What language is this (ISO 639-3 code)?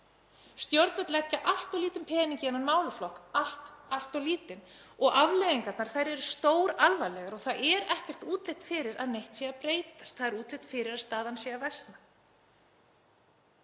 isl